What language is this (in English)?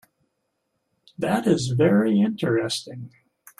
English